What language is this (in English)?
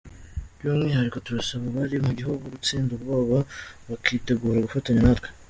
Kinyarwanda